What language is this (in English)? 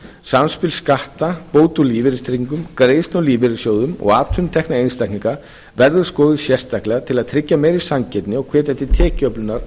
Icelandic